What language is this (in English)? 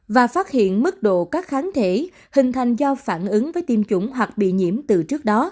Vietnamese